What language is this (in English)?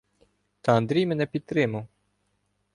Ukrainian